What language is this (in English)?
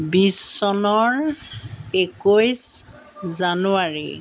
Assamese